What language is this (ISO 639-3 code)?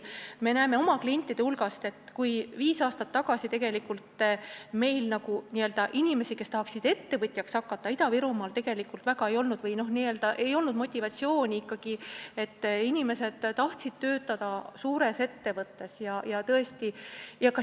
est